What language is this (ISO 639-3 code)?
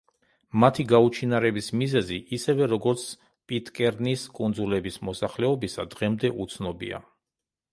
kat